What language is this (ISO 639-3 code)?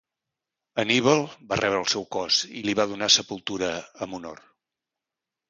cat